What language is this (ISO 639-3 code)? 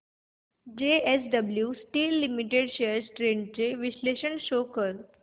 mar